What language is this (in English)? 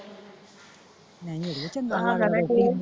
Punjabi